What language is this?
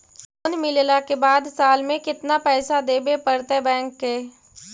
Magahi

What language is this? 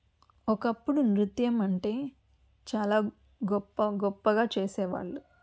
Telugu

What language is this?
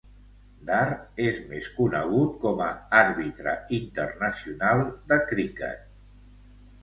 Catalan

